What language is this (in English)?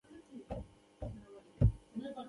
Pashto